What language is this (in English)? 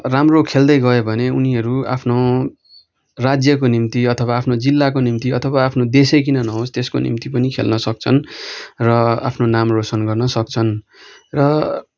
Nepali